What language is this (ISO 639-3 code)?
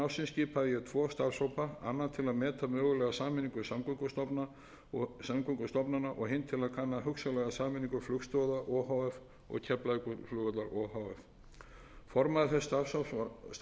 isl